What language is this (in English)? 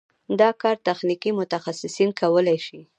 Pashto